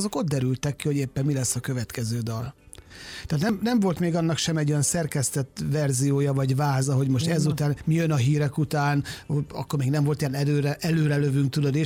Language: Hungarian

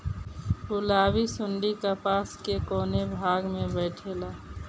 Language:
Bhojpuri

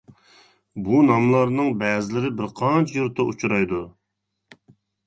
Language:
Uyghur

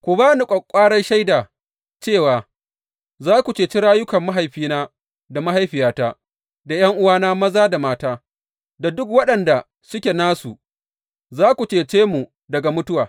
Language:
Hausa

